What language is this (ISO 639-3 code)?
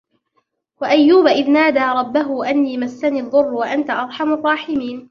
ara